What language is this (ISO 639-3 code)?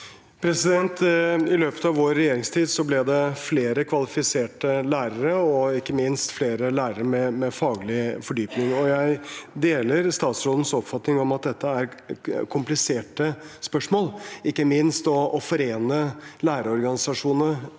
nor